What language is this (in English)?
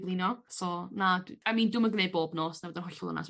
Welsh